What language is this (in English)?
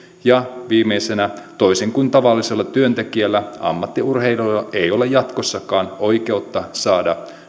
Finnish